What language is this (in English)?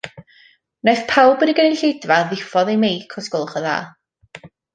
Welsh